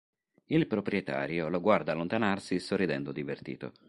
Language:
Italian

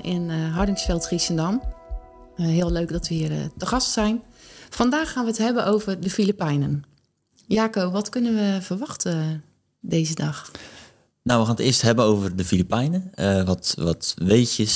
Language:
Dutch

